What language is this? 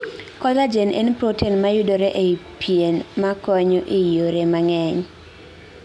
Luo (Kenya and Tanzania)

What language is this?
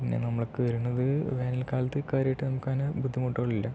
Malayalam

